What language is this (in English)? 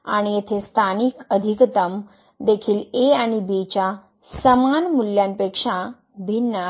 Marathi